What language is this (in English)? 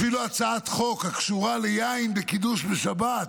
Hebrew